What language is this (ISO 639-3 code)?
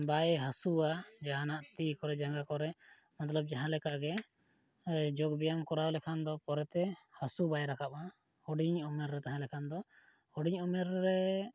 sat